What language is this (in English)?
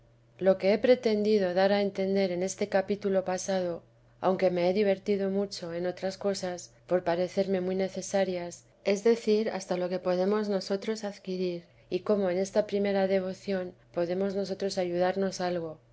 Spanish